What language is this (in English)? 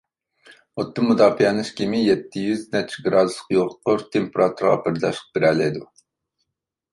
Uyghur